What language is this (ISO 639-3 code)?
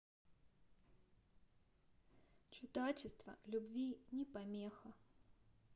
rus